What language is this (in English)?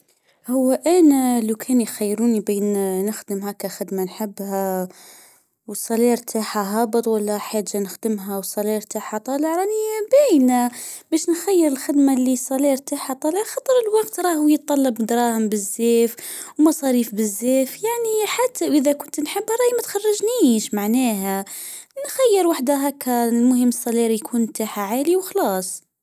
Tunisian Arabic